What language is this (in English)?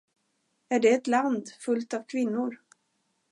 Swedish